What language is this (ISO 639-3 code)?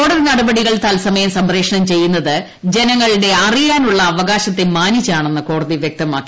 mal